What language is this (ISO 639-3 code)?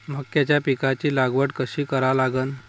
mar